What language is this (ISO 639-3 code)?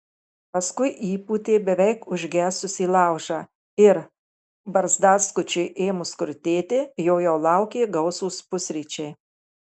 lit